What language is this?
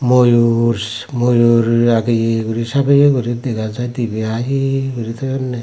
Chakma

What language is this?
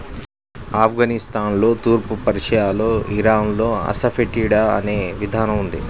Telugu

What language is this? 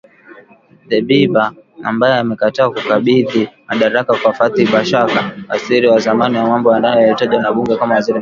Swahili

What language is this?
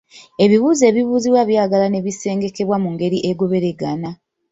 Ganda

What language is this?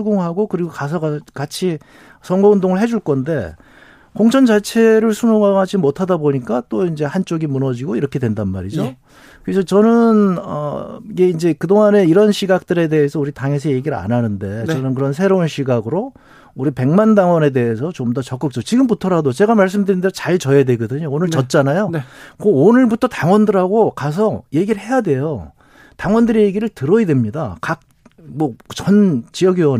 Korean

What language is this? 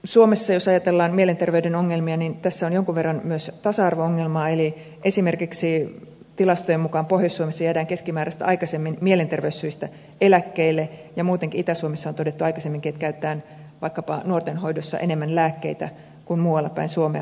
Finnish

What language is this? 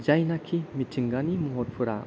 Bodo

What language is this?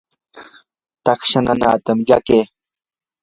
Yanahuanca Pasco Quechua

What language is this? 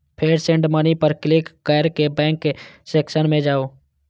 Maithili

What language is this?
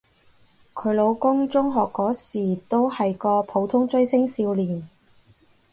Cantonese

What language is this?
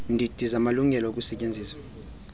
Xhosa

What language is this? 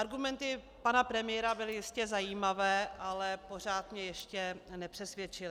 Czech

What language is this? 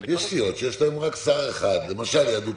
Hebrew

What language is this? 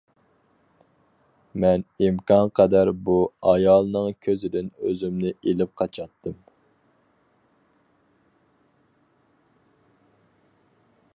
Uyghur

